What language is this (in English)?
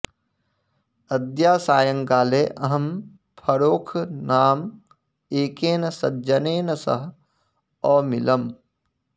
Sanskrit